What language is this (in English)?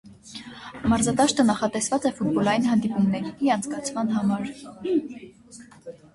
Armenian